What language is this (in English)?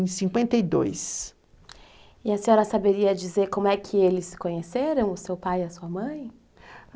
Portuguese